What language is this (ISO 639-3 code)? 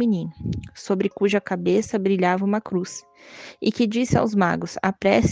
por